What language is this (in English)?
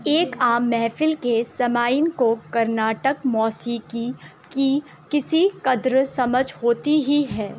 Urdu